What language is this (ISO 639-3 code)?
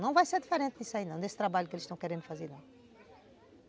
por